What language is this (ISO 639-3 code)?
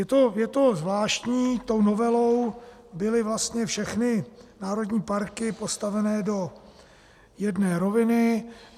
ces